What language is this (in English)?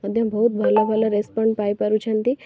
Odia